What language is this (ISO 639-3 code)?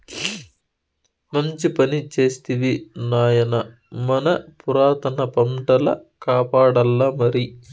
tel